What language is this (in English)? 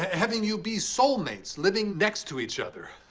English